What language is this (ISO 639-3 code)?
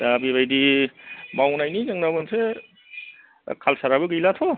brx